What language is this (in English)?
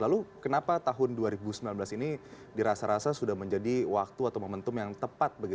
Indonesian